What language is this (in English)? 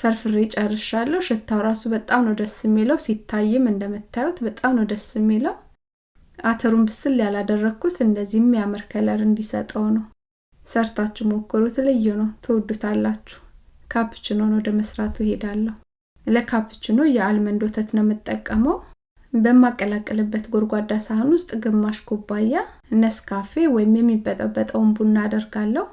Amharic